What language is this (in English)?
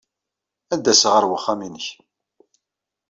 Kabyle